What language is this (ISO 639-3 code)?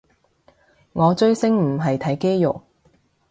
yue